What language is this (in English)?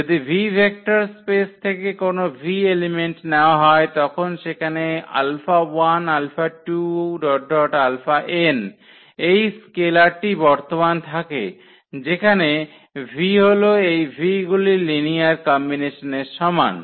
Bangla